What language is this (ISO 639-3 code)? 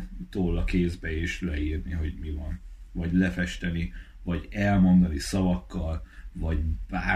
hun